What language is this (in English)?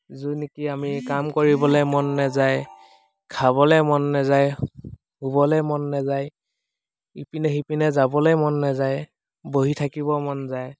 Assamese